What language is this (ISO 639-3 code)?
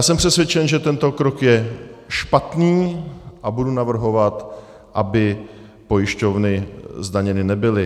ces